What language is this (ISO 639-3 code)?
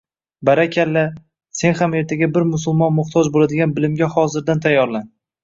uzb